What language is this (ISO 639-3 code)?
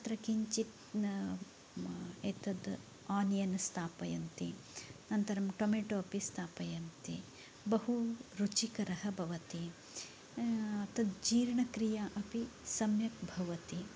san